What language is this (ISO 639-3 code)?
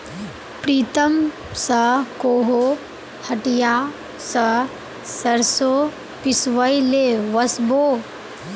mag